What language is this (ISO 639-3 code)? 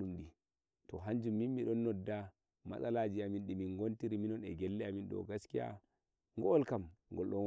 fuv